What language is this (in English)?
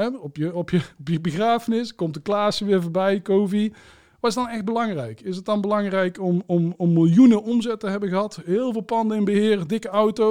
Dutch